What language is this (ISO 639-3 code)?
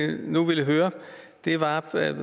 dan